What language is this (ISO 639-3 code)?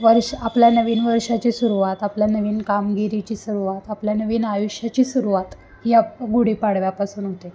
mar